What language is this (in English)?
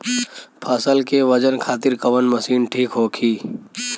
Bhojpuri